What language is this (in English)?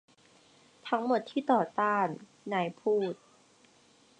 Thai